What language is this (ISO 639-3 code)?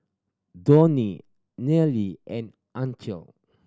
eng